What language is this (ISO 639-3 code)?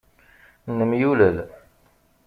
kab